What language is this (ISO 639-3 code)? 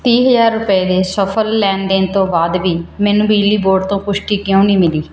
pan